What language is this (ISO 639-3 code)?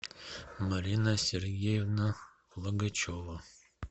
rus